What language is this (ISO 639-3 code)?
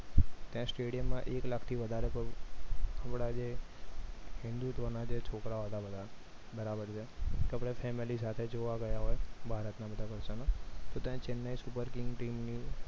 guj